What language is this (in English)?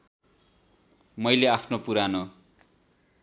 Nepali